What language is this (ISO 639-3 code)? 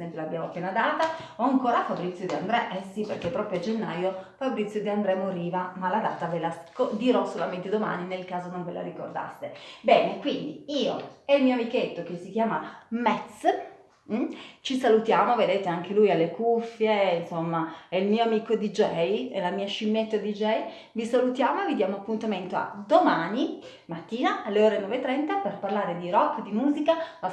ita